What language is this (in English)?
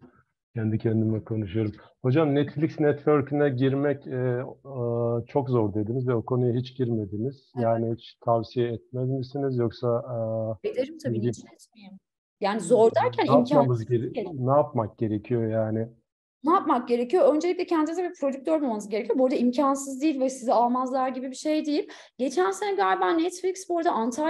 Turkish